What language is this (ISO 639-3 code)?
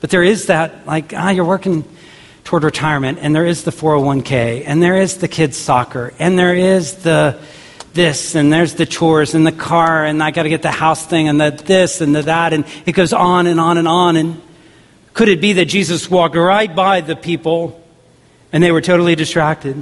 eng